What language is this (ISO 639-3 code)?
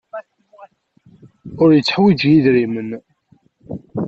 kab